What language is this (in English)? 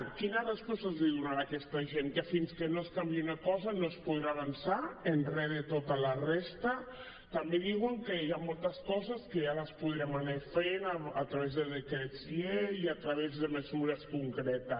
Catalan